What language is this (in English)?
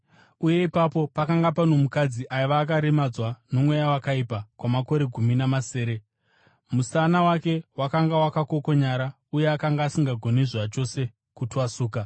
Shona